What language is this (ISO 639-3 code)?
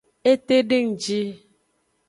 ajg